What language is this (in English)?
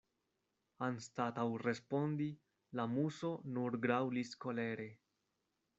Esperanto